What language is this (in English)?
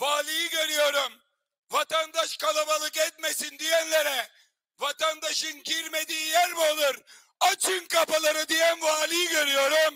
Turkish